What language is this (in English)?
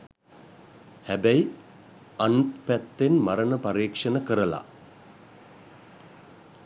Sinhala